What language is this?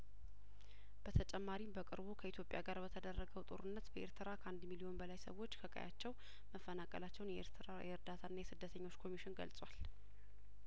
Amharic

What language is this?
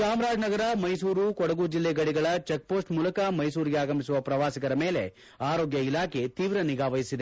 Kannada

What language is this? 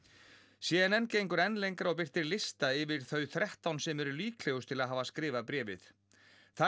Icelandic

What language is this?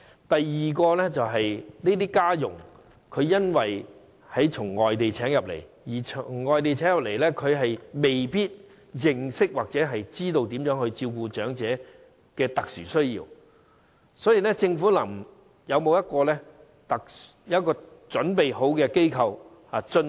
Cantonese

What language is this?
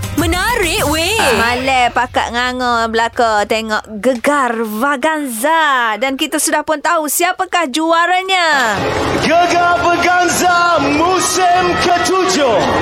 Malay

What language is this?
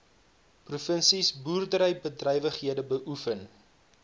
Afrikaans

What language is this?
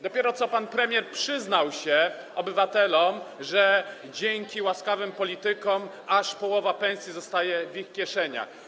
Polish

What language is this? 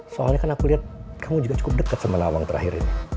Indonesian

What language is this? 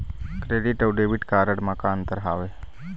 Chhattisgarhi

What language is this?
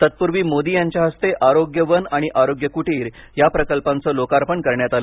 Marathi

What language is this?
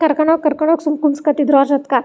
Kannada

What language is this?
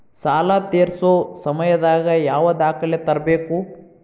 Kannada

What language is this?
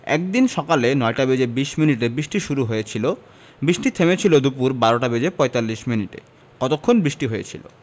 Bangla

